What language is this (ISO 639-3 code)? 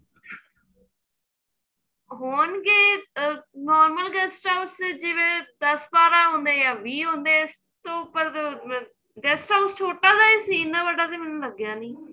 pan